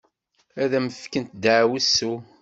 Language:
Kabyle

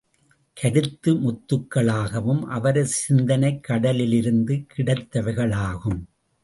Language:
Tamil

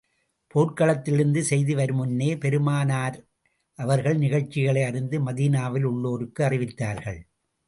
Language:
Tamil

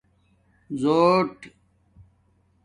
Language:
Domaaki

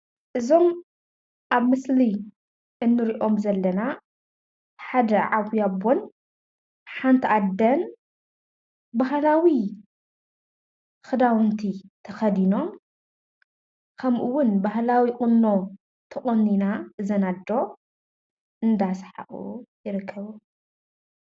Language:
Tigrinya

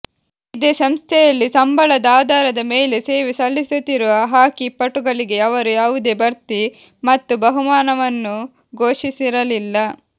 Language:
Kannada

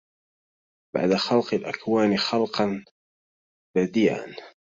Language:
Arabic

